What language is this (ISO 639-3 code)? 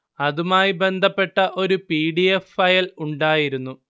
mal